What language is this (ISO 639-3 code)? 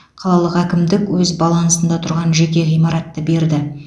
kaz